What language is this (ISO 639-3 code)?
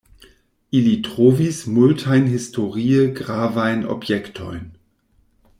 epo